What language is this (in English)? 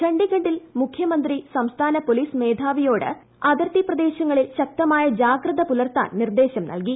Malayalam